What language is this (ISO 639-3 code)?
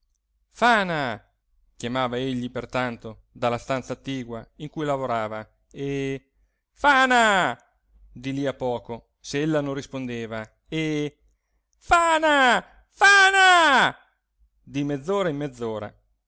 ita